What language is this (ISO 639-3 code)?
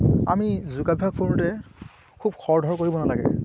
asm